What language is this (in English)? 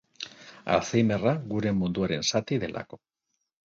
Basque